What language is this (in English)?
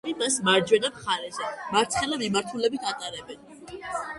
Georgian